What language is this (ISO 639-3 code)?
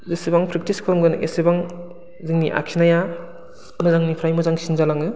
brx